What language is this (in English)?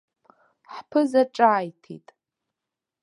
Abkhazian